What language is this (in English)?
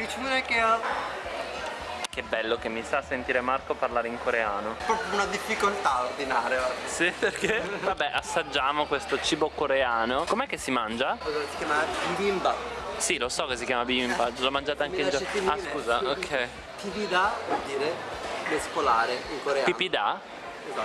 Italian